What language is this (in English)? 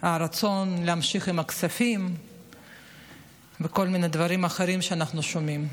Hebrew